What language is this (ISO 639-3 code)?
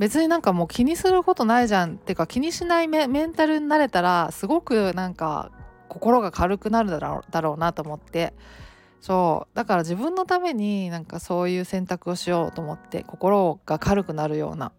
jpn